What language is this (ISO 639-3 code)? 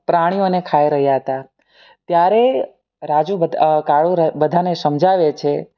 guj